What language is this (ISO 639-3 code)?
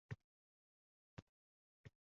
uzb